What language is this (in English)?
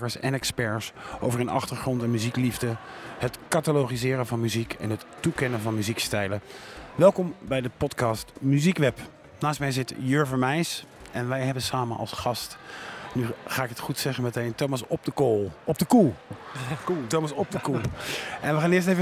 Dutch